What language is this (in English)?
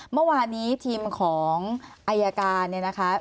Thai